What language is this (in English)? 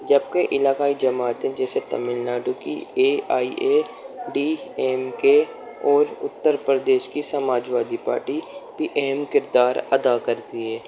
Urdu